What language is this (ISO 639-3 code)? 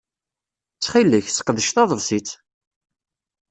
kab